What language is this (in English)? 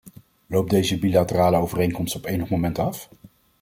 Dutch